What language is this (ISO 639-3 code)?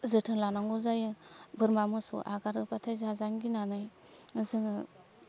brx